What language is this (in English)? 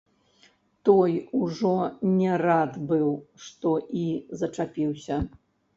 Belarusian